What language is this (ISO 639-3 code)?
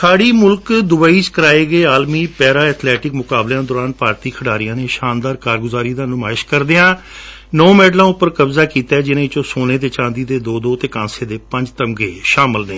pan